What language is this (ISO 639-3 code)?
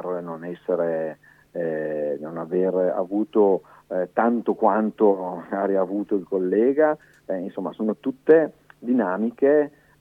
ita